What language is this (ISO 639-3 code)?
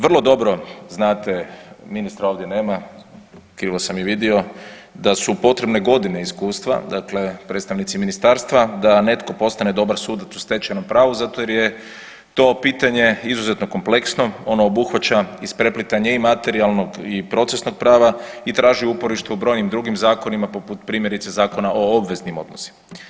hrv